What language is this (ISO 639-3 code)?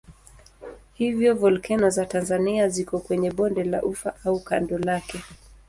swa